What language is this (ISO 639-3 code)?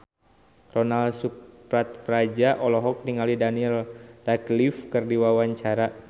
sun